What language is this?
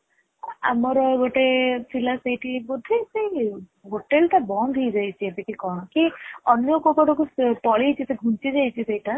Odia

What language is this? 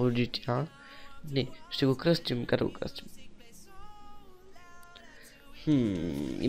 Bulgarian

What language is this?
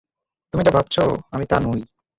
Bangla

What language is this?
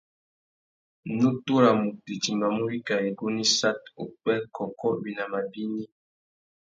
Tuki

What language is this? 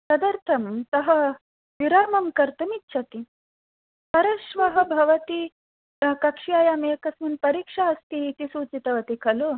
Sanskrit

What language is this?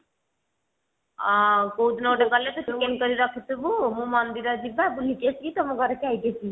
Odia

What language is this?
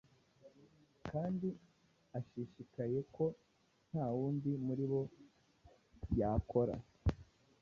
Kinyarwanda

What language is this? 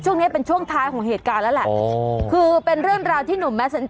Thai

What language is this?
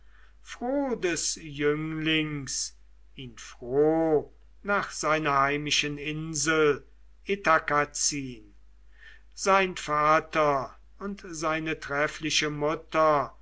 German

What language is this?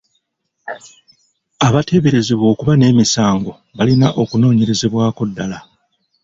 Ganda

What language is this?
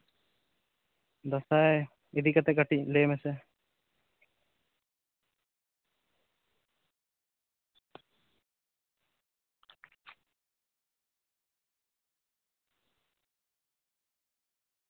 Santali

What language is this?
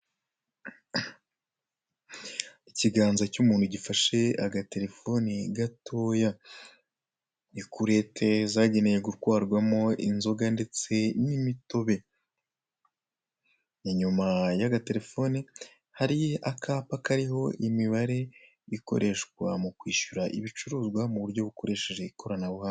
Kinyarwanda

